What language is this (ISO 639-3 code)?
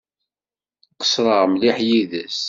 kab